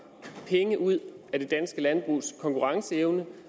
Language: Danish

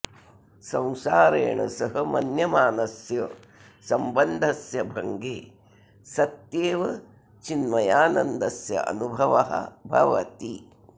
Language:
Sanskrit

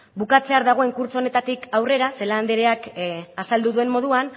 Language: Basque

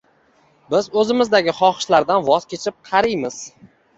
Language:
Uzbek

